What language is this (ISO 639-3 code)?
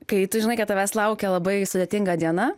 lit